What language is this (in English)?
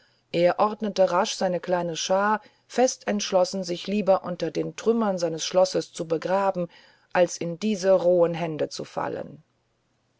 German